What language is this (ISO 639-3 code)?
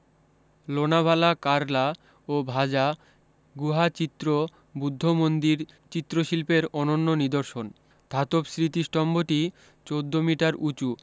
ben